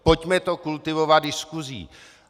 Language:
Czech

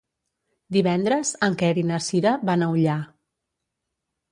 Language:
Catalan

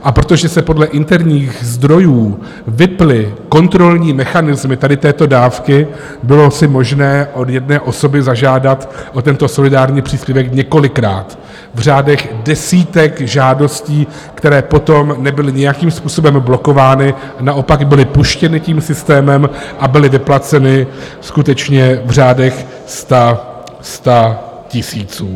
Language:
Czech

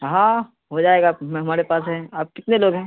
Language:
Urdu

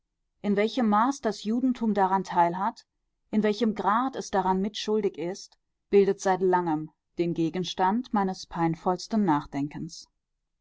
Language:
German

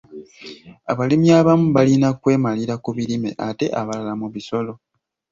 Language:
Ganda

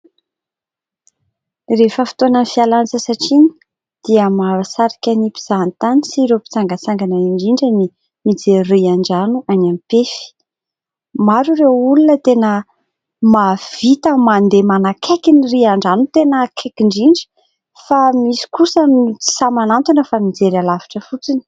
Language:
Malagasy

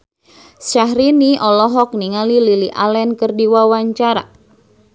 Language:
Sundanese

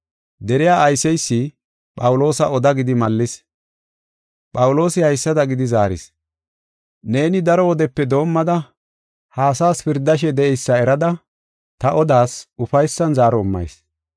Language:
Gofa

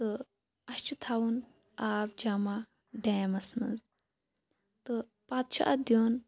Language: Kashmiri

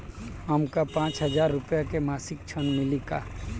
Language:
Bhojpuri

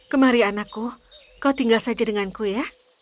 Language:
Indonesian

